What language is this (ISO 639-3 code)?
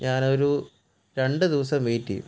mal